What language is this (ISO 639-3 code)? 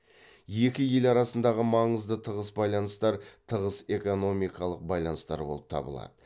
kaz